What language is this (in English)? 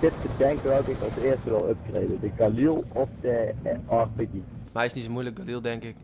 Dutch